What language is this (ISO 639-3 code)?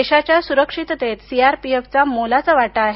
mar